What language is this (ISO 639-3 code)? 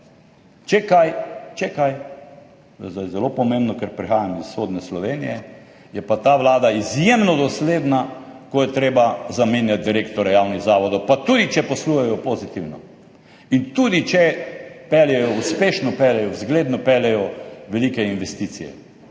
slv